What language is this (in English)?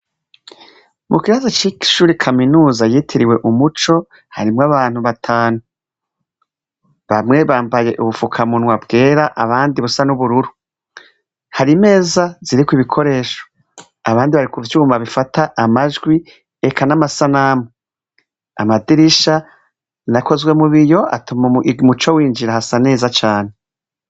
Rundi